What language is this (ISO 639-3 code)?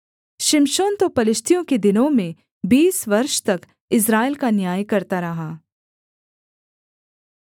hin